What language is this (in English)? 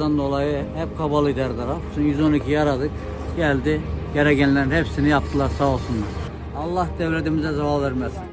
Turkish